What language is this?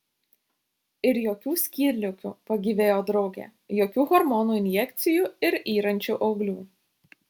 Lithuanian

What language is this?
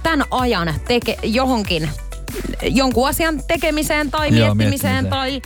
Finnish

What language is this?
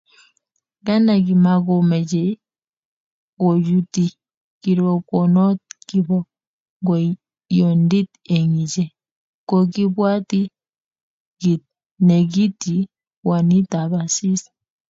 Kalenjin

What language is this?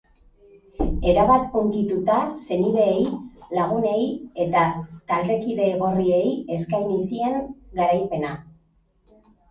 Basque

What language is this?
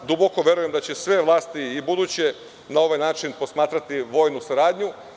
Serbian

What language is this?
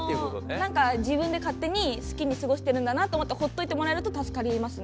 Japanese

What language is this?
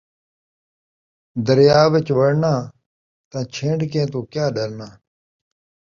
Saraiki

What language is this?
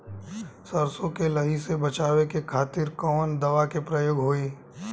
Bhojpuri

